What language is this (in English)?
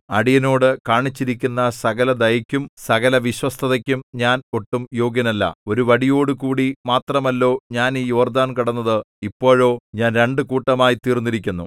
Malayalam